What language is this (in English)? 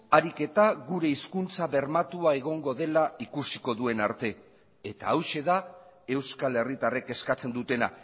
Basque